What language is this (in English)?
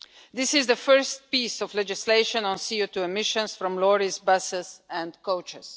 English